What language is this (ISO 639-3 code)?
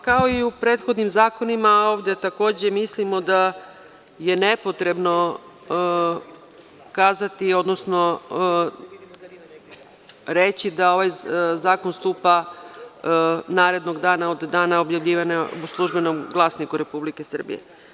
srp